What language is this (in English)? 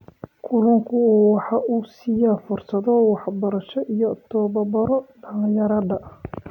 Somali